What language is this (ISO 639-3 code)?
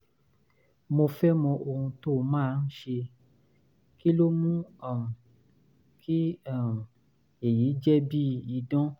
yor